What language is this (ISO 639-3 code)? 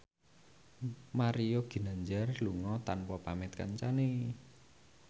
jav